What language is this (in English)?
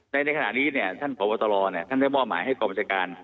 Thai